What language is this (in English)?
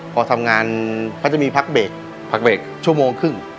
Thai